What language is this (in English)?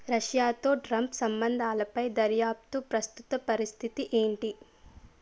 Telugu